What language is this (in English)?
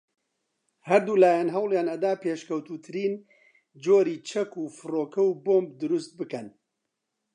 Central Kurdish